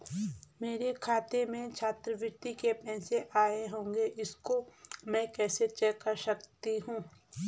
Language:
Hindi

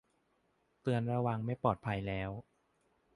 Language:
Thai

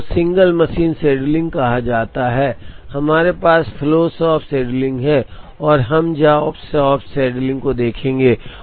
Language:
Hindi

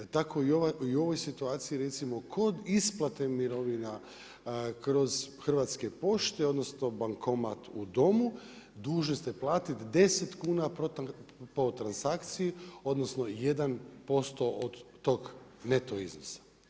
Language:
Croatian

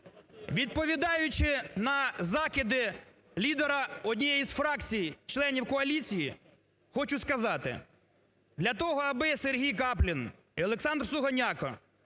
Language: Ukrainian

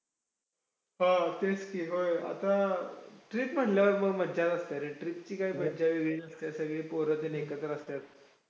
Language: Marathi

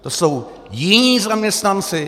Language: Czech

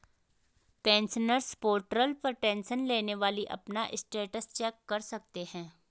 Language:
Hindi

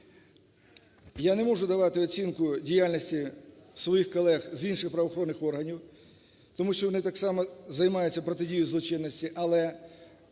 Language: Ukrainian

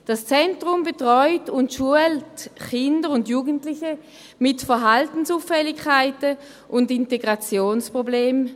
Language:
Swiss German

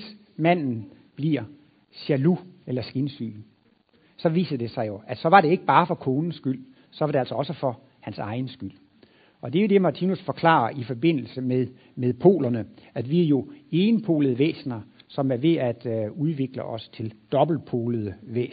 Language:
Danish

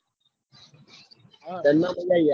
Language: Gujarati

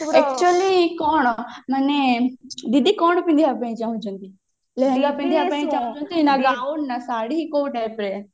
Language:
Odia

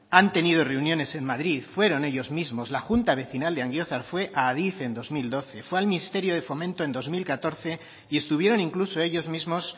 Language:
Spanish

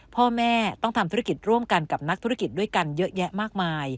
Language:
Thai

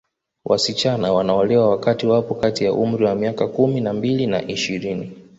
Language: Swahili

